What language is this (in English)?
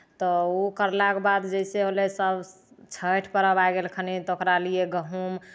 Maithili